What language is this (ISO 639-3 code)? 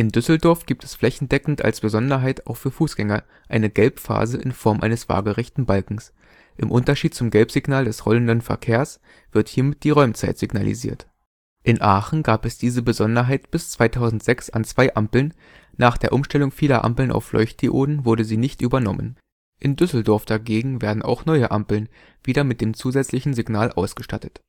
deu